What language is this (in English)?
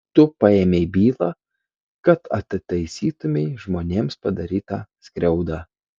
Lithuanian